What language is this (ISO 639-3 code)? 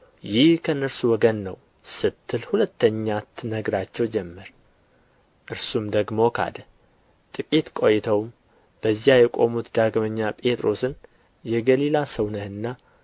amh